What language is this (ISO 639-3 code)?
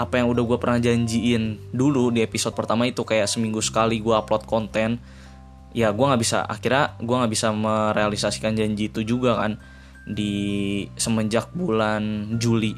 ind